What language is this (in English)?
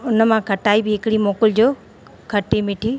Sindhi